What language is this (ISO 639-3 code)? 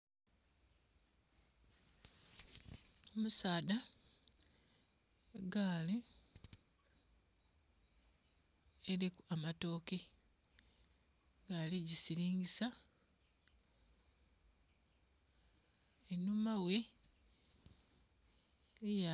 xog